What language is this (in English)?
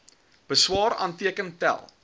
Afrikaans